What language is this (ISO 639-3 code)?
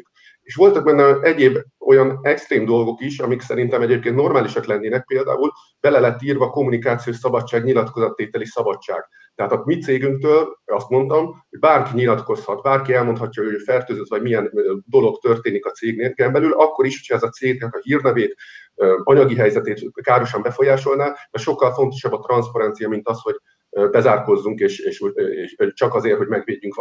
hun